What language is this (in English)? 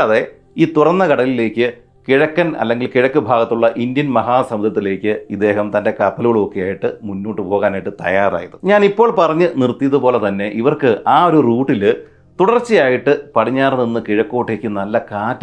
Malayalam